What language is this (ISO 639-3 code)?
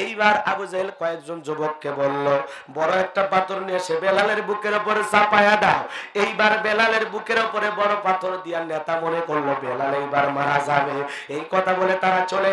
ara